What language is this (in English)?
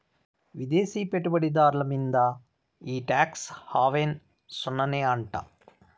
Telugu